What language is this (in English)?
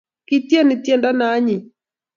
Kalenjin